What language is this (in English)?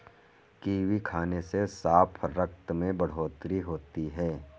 Hindi